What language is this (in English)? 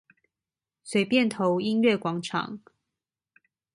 Chinese